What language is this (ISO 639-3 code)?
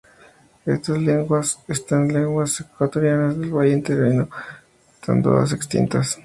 spa